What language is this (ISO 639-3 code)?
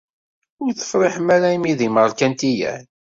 kab